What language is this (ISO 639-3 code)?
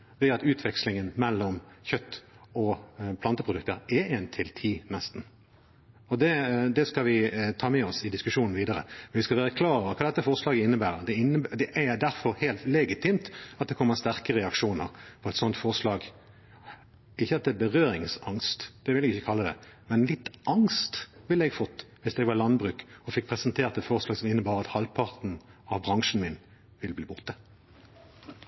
nob